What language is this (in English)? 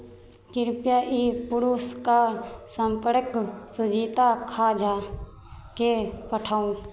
Maithili